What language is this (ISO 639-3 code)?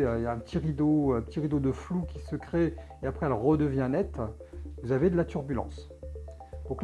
fra